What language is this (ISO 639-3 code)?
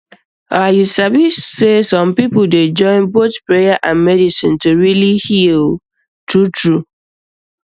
pcm